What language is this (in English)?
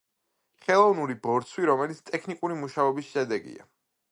Georgian